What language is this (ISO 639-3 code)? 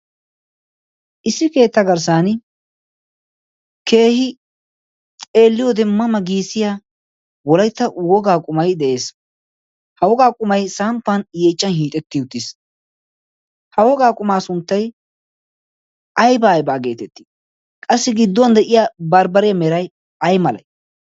wal